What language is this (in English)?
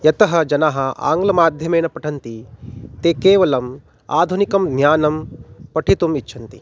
Sanskrit